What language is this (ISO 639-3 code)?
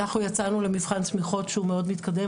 heb